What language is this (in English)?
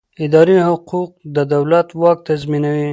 Pashto